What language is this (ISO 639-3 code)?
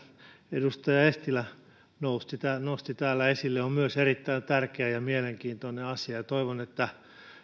fin